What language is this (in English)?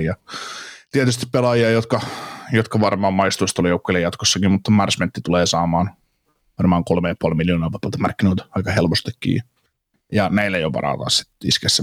Finnish